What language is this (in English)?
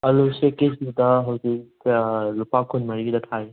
Manipuri